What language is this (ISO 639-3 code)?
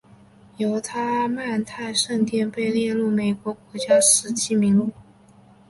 zho